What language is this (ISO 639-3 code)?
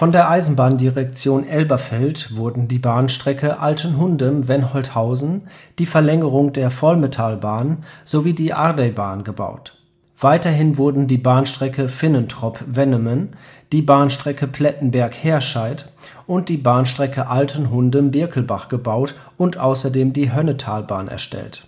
deu